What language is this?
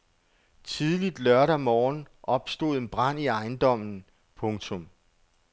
Danish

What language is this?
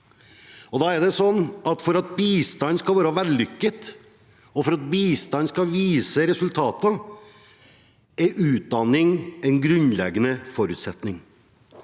Norwegian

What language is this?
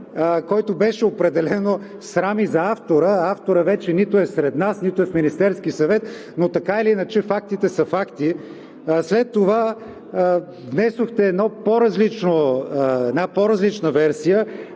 Bulgarian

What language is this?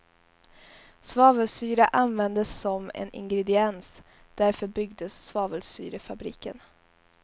Swedish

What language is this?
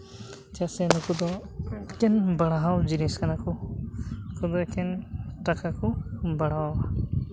Santali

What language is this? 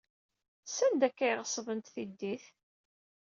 Kabyle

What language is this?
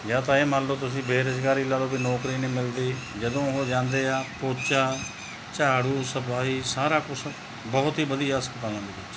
Punjabi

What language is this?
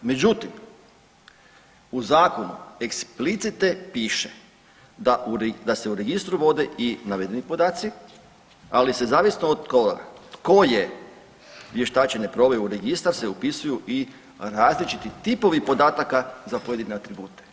Croatian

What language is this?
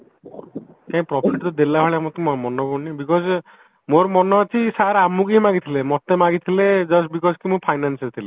Odia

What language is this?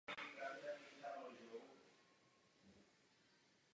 Czech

